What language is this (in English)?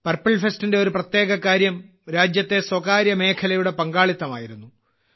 Malayalam